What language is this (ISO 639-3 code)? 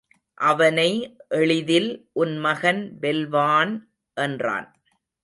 tam